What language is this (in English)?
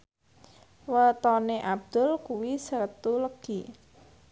Javanese